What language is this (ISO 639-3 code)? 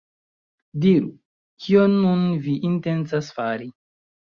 epo